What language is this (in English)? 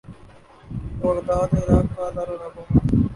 Urdu